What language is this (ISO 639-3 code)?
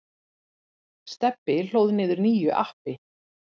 isl